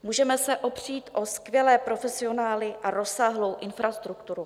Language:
Czech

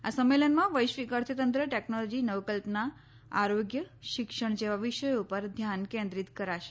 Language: Gujarati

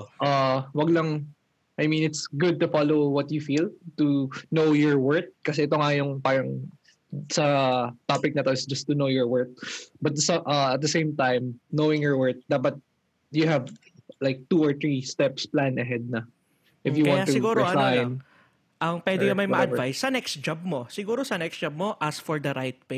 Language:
Filipino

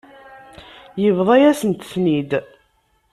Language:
Kabyle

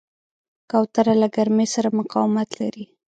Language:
Pashto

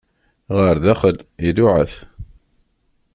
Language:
Kabyle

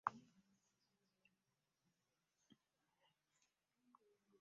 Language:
Ganda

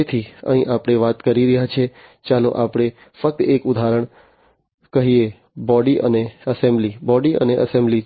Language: Gujarati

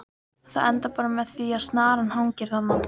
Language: Icelandic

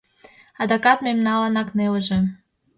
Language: Mari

